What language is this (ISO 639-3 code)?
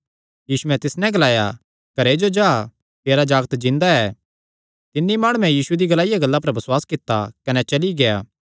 xnr